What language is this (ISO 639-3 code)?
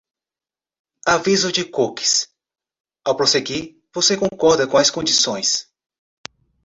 por